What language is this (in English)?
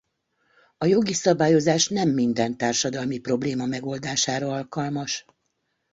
Hungarian